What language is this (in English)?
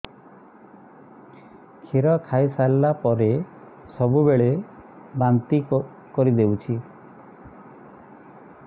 Odia